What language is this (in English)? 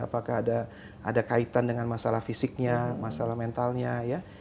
Indonesian